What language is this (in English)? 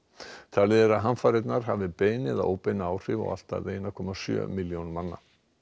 Icelandic